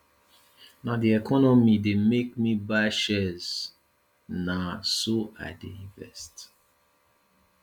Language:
Nigerian Pidgin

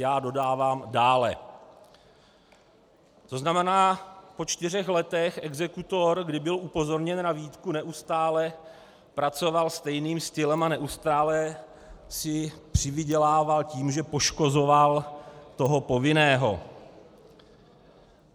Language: Czech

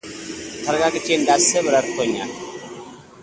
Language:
Amharic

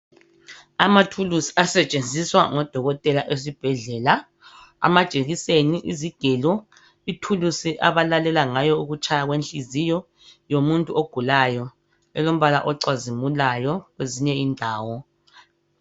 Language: North Ndebele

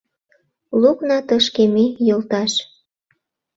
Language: Mari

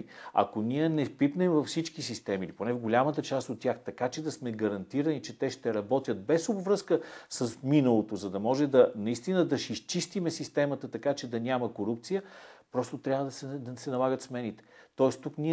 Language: Bulgarian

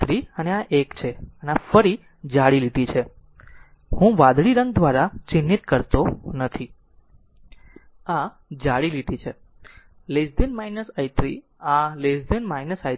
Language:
Gujarati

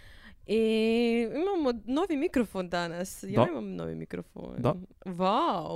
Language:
Croatian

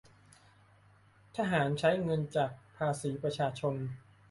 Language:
Thai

